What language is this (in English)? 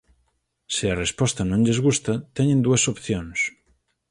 Galician